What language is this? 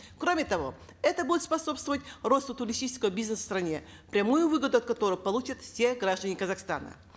Kazakh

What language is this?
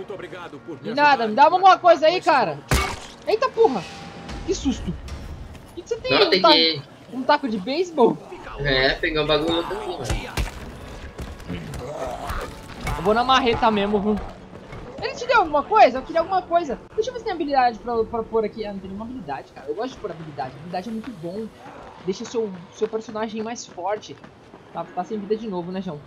Portuguese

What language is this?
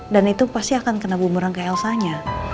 Indonesian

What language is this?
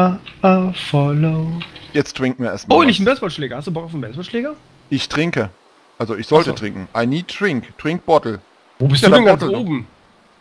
German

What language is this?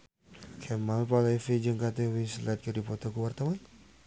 Sundanese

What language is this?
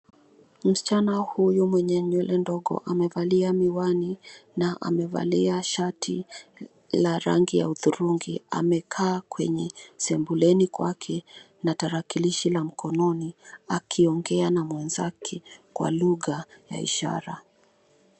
Swahili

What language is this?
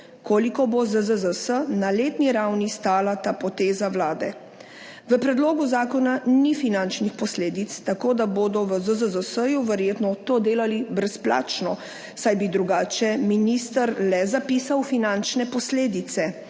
Slovenian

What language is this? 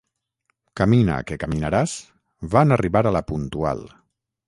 Catalan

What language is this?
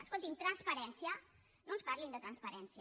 Catalan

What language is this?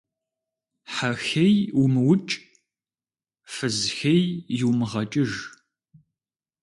Kabardian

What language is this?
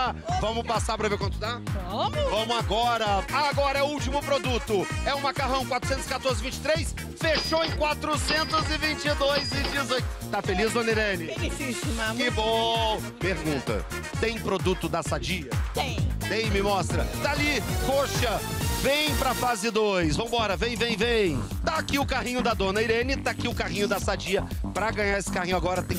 Portuguese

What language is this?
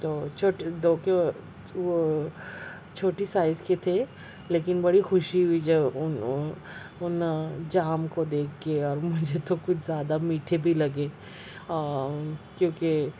Urdu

